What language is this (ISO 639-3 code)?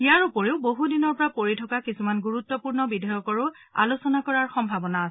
asm